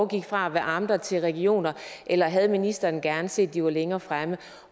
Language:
Danish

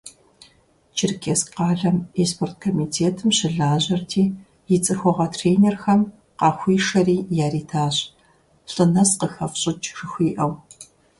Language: Kabardian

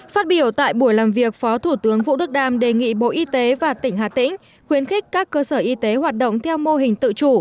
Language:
Vietnamese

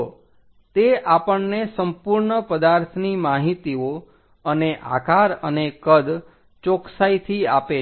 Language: Gujarati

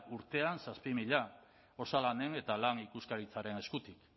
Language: Basque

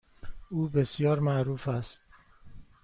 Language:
Persian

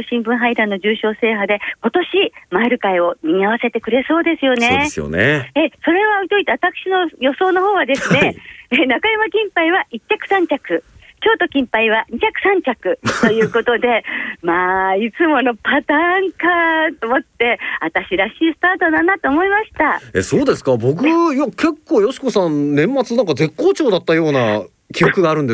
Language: Japanese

